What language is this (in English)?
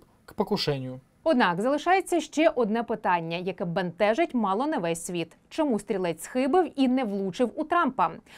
Ukrainian